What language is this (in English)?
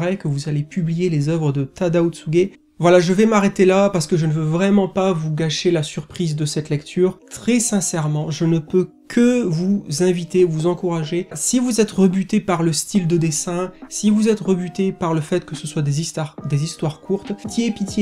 French